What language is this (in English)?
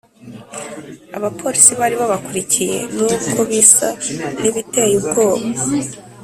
Kinyarwanda